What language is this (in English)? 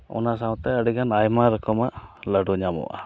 Santali